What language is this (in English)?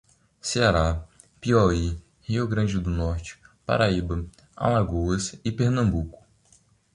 Portuguese